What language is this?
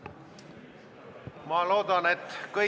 Estonian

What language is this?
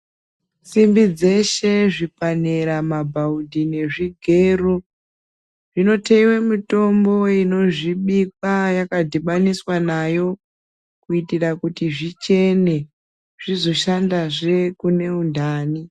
Ndau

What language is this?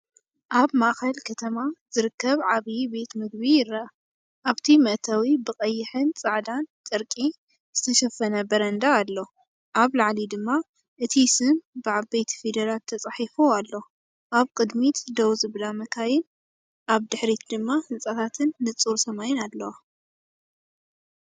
Tigrinya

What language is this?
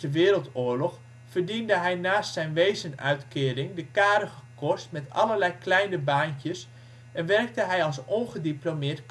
Dutch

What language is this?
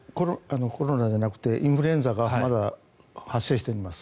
Japanese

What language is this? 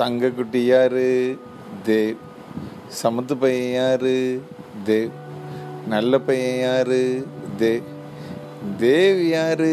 Tamil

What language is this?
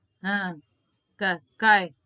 Gujarati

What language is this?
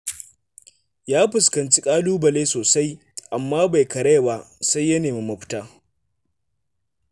Hausa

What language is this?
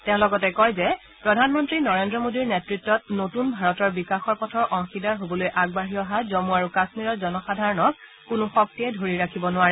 Assamese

